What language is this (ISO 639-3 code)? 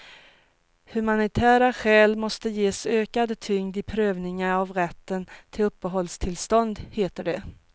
swe